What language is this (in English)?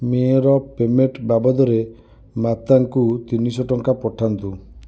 Odia